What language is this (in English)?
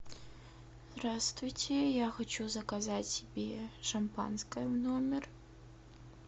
Russian